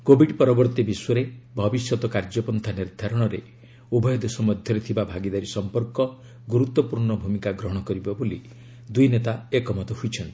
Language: Odia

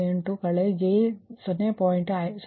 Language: Kannada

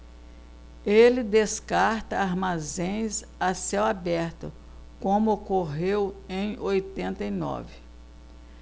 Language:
Portuguese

